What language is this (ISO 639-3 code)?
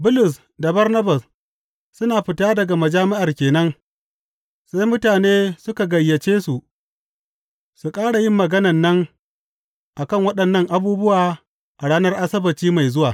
hau